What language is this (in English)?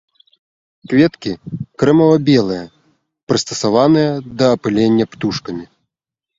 Belarusian